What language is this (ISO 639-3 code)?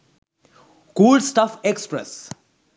sin